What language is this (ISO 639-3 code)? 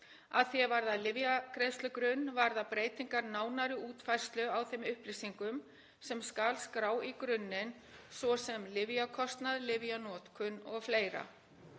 isl